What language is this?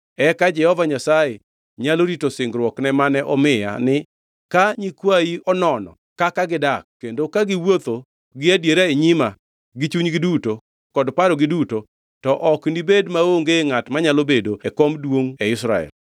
Luo (Kenya and Tanzania)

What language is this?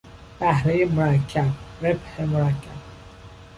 Persian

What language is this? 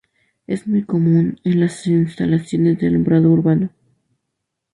Spanish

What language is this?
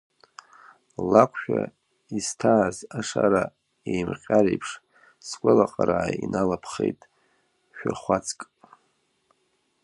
Abkhazian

